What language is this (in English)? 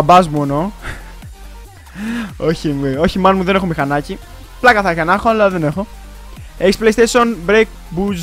Greek